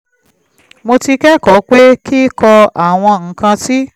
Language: Yoruba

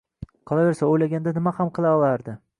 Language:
Uzbek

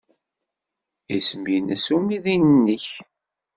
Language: Kabyle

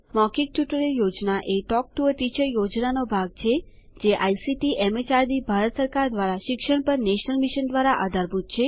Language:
Gujarati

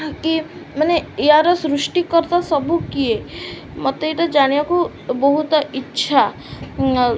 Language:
Odia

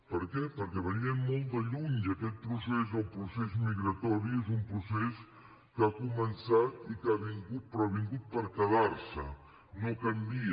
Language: Catalan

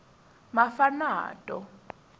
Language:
Tsonga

